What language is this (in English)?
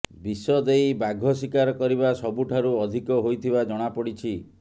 Odia